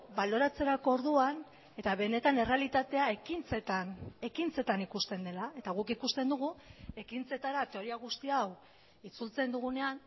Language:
Basque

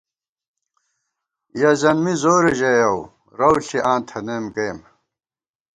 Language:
Gawar-Bati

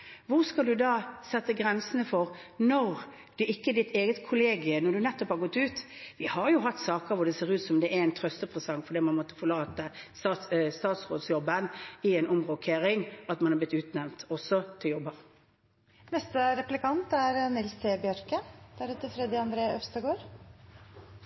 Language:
Norwegian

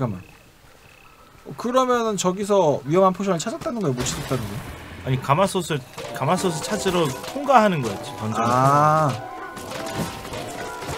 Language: Korean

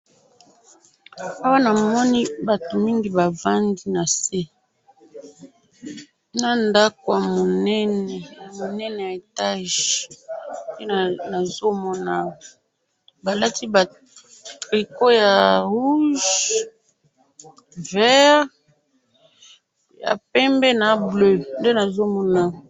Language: Lingala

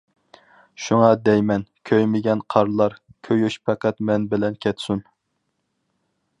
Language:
Uyghur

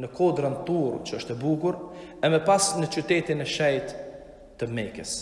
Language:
Albanian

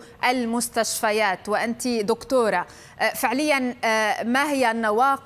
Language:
Arabic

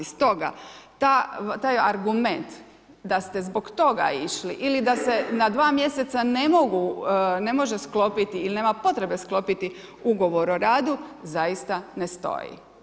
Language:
Croatian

